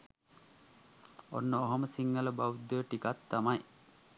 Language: Sinhala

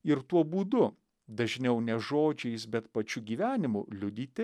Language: Lithuanian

